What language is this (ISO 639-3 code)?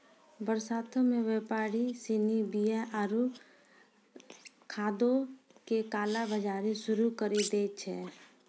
mai